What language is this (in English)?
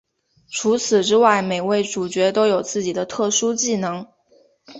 Chinese